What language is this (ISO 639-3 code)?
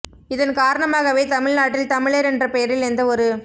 tam